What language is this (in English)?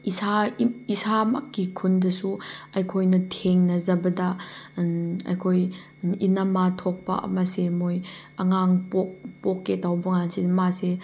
Manipuri